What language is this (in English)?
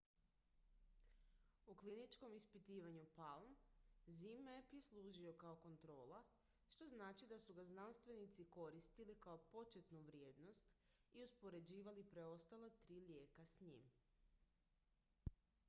Croatian